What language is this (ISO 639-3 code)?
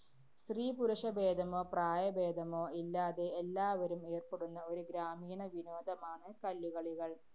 mal